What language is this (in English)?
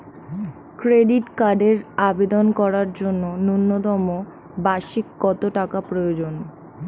Bangla